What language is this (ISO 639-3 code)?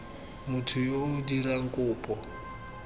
tsn